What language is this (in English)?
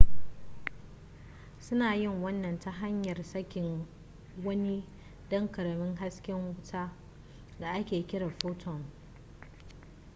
Hausa